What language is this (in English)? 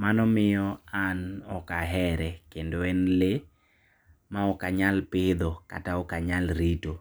Luo (Kenya and Tanzania)